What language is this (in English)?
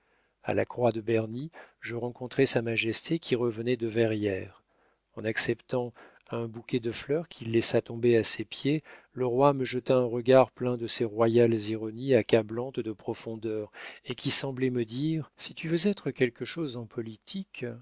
French